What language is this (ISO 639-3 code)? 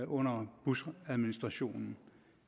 dan